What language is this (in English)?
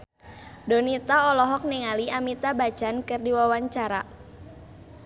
Sundanese